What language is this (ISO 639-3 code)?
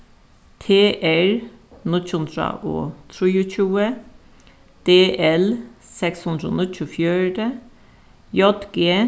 fao